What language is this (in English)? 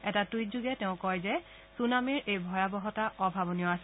Assamese